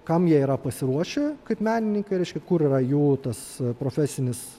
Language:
Lithuanian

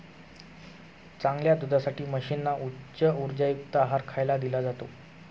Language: Marathi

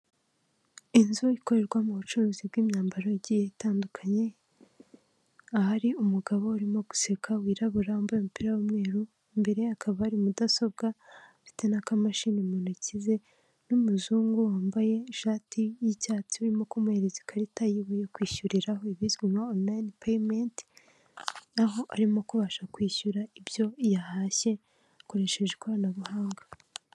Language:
Kinyarwanda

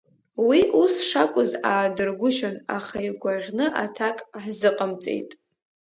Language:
Abkhazian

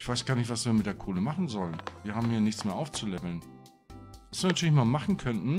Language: German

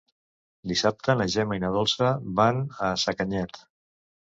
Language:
Catalan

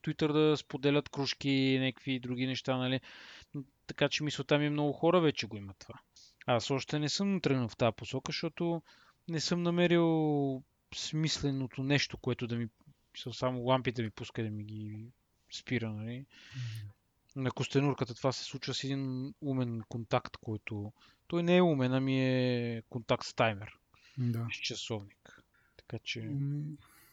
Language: Bulgarian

